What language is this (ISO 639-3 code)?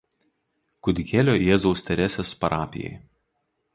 lit